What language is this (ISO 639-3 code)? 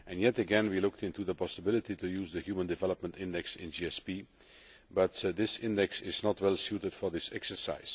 eng